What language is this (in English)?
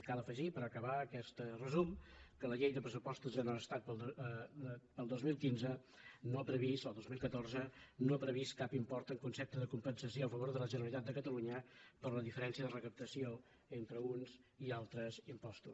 Catalan